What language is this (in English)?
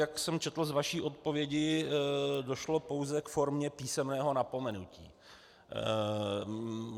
Czech